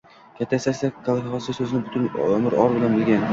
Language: Uzbek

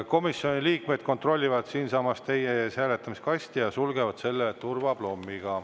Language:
Estonian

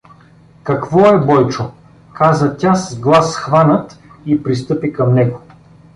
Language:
Bulgarian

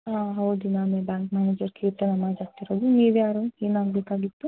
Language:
Kannada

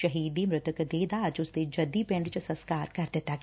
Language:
Punjabi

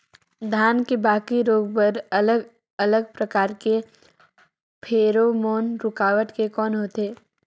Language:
Chhattisgarhi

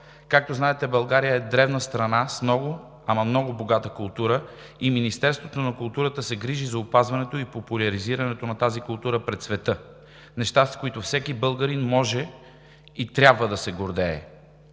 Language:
Bulgarian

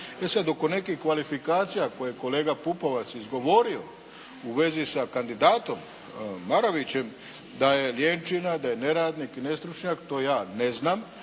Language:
Croatian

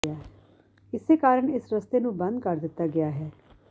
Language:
Punjabi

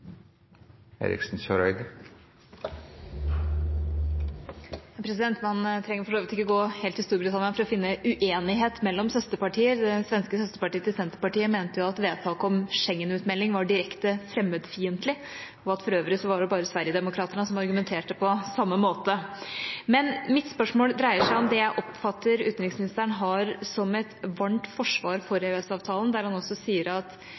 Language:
Norwegian Bokmål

